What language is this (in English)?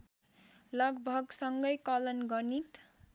Nepali